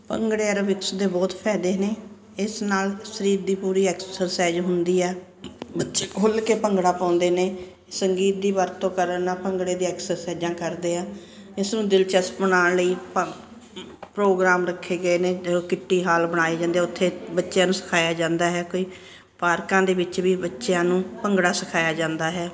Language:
Punjabi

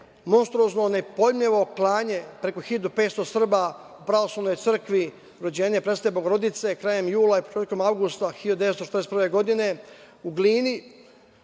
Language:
Serbian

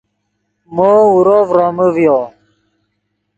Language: Yidgha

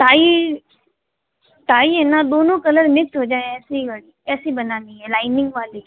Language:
Hindi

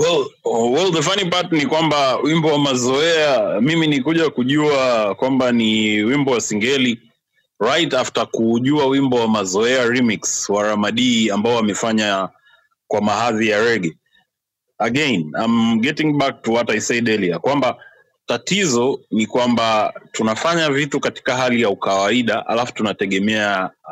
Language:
Swahili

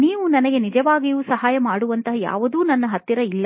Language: Kannada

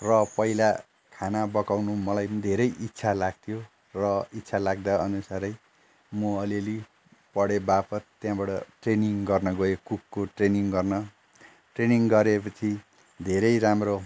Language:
Nepali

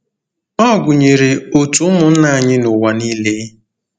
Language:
Igbo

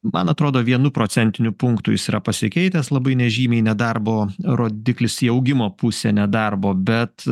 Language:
Lithuanian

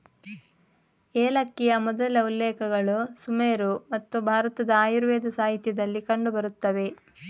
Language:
Kannada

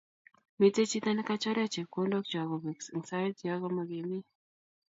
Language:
Kalenjin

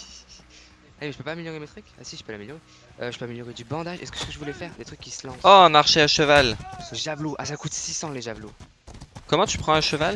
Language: French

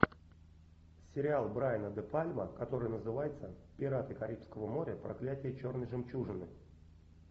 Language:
Russian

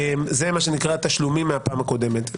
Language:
Hebrew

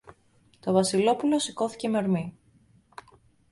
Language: Greek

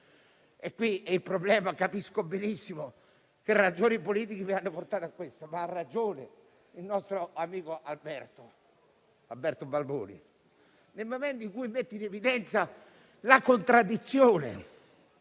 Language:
Italian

